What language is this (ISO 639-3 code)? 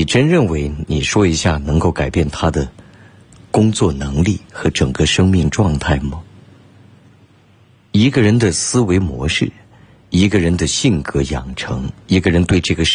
zho